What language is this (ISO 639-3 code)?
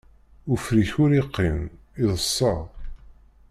kab